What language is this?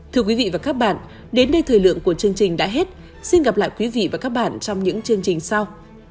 Vietnamese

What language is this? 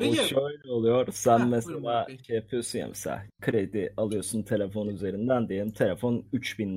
Turkish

